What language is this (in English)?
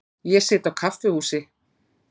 Icelandic